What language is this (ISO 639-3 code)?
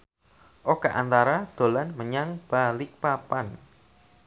jav